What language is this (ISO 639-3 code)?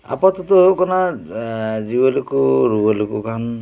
sat